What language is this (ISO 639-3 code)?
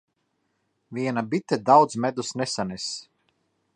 lav